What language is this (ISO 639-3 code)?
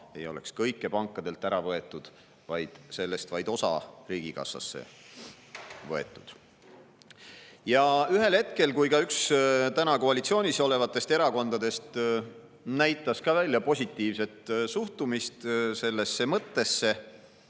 est